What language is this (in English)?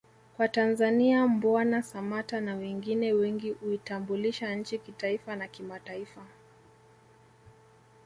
Swahili